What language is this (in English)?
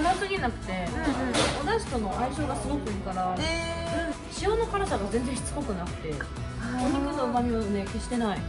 Japanese